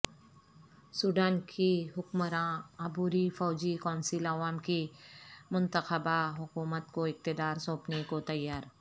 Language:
Urdu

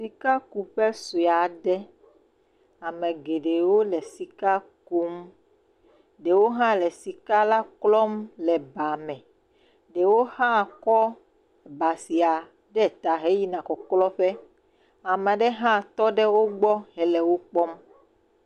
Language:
Ewe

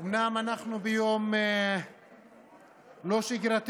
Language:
Hebrew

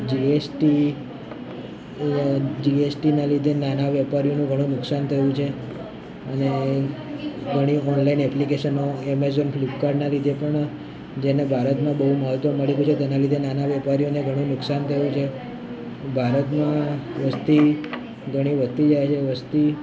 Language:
Gujarati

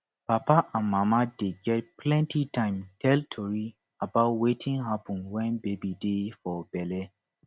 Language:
Nigerian Pidgin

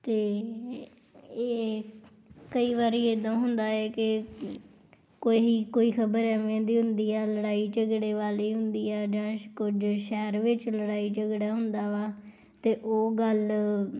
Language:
Punjabi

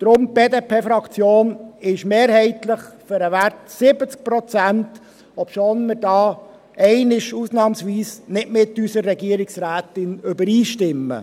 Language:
Swiss German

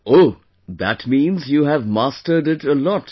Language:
English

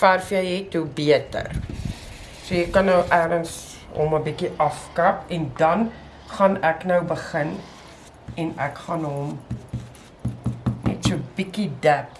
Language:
Dutch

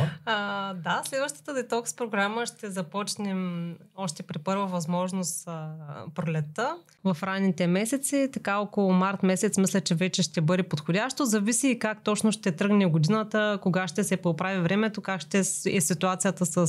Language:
Bulgarian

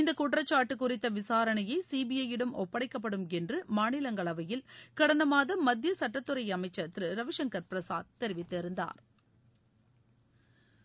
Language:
Tamil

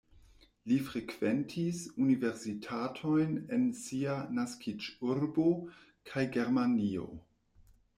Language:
Esperanto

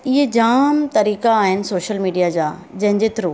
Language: Sindhi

